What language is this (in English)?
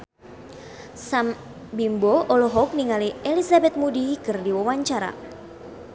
Sundanese